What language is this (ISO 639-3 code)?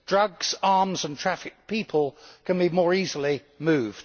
eng